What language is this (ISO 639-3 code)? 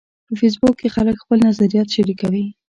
pus